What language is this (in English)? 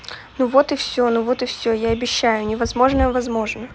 Russian